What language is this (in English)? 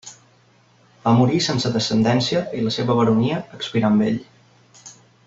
Catalan